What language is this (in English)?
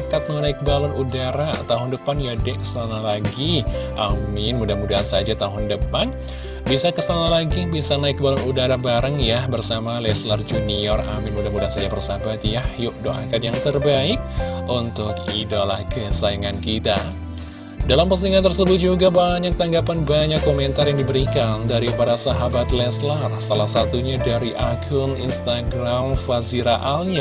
Indonesian